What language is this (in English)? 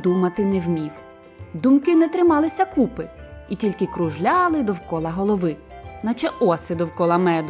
Ukrainian